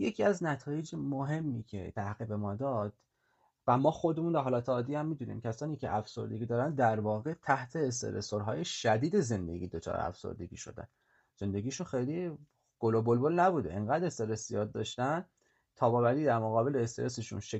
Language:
Persian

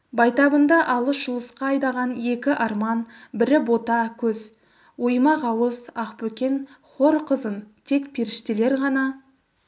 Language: Kazakh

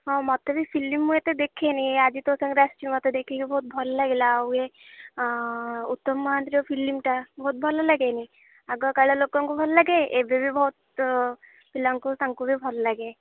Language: Odia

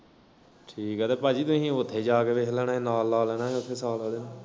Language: Punjabi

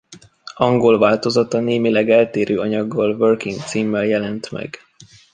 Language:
Hungarian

